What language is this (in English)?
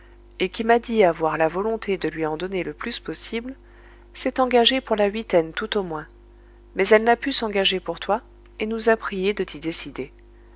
French